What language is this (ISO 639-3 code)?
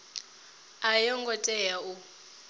ven